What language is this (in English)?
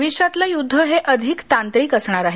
Marathi